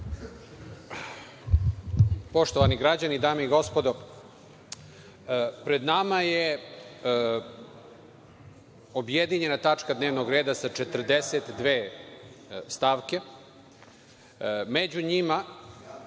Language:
Serbian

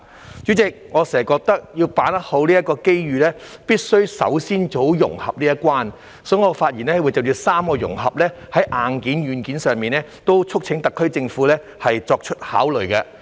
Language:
Cantonese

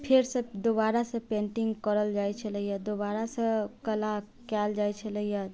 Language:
Maithili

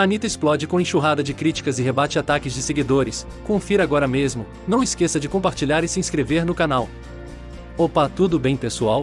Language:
Portuguese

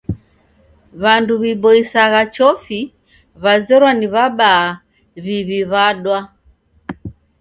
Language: Taita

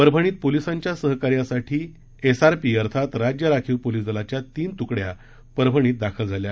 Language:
Marathi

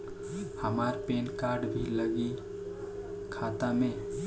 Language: Bhojpuri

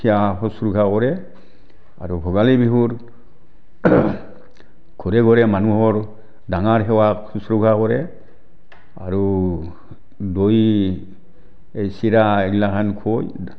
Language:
Assamese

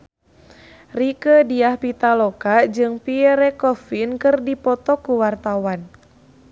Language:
Sundanese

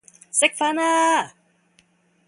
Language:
Cantonese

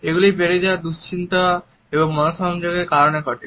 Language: Bangla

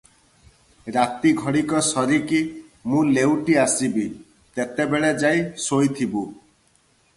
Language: Odia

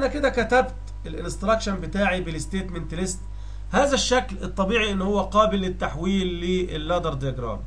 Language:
Arabic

